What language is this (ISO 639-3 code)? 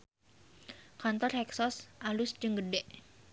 sun